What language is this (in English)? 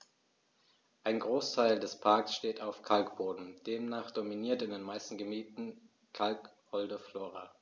German